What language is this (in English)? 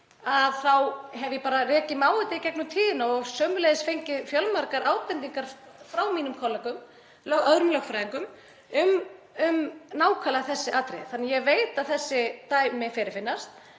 Icelandic